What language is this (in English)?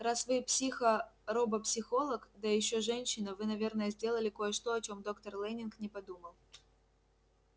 Russian